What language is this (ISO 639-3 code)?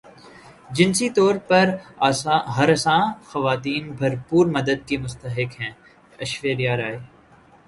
urd